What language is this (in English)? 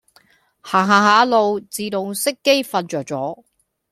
Cantonese